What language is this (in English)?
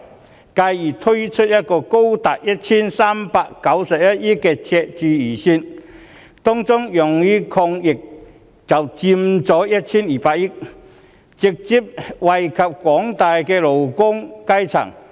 Cantonese